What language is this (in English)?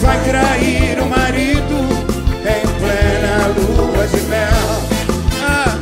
Portuguese